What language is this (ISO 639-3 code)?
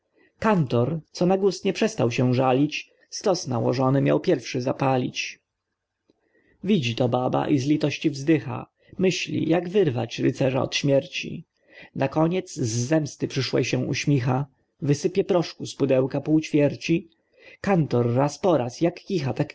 pol